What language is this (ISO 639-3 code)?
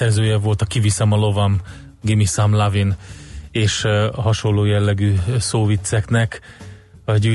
hun